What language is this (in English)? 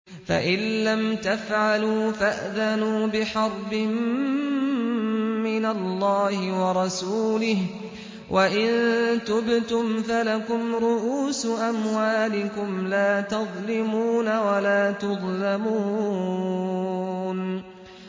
Arabic